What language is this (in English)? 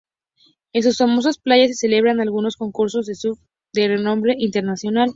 Spanish